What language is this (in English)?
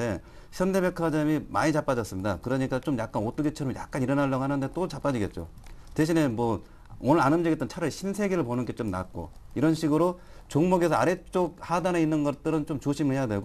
Korean